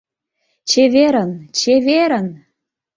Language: Mari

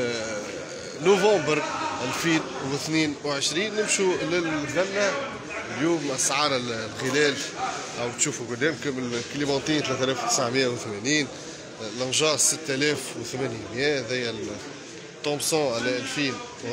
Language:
Arabic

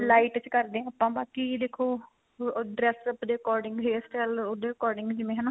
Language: Punjabi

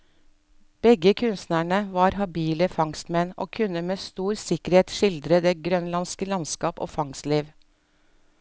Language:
Norwegian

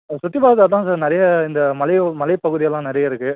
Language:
Tamil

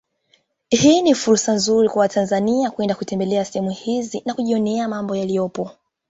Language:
Swahili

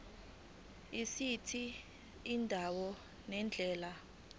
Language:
Zulu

